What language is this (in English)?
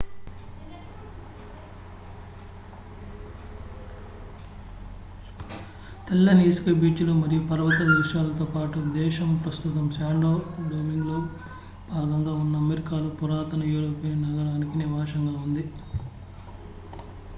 Telugu